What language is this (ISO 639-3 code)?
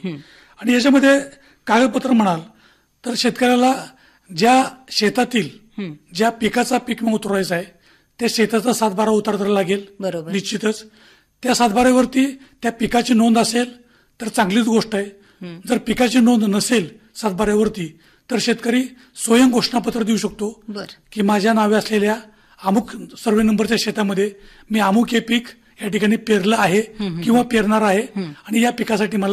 ron